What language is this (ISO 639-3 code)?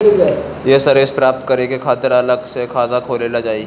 bho